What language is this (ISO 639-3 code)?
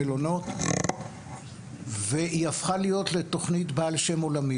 heb